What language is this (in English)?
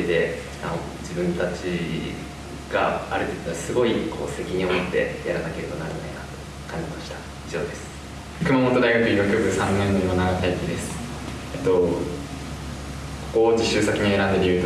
Japanese